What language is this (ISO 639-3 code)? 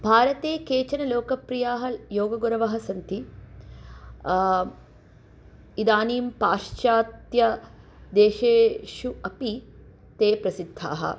san